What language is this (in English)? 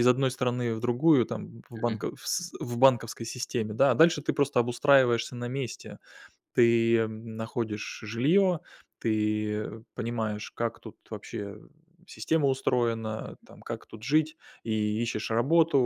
Russian